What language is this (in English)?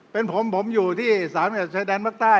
Thai